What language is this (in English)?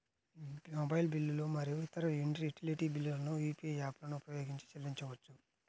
Telugu